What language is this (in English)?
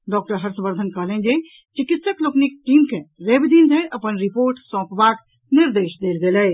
Maithili